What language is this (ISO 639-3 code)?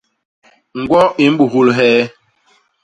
bas